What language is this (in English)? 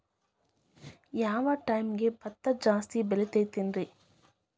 Kannada